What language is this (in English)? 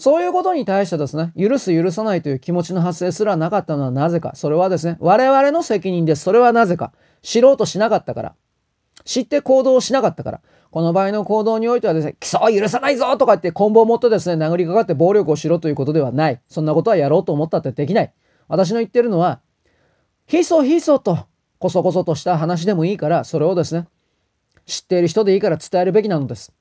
Japanese